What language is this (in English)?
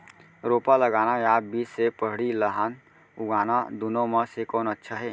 Chhattisgarhi